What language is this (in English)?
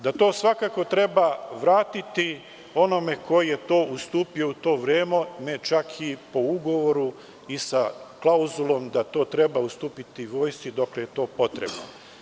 Serbian